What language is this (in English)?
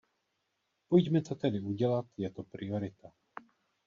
Czech